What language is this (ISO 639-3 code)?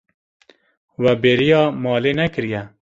kur